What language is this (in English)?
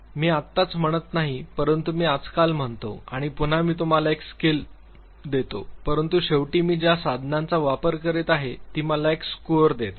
Marathi